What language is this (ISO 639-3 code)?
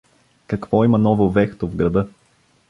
bul